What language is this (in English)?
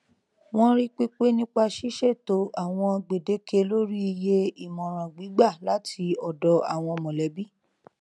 Yoruba